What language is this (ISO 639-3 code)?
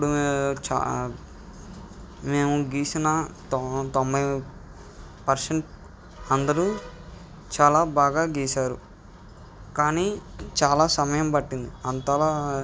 tel